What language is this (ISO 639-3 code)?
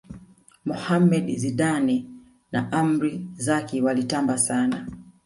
swa